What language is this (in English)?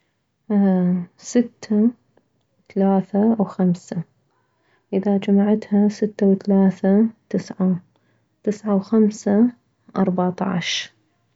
Mesopotamian Arabic